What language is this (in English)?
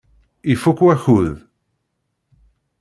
Kabyle